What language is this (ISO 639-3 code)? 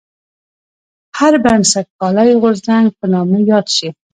pus